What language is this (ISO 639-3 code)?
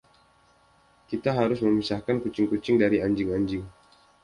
ind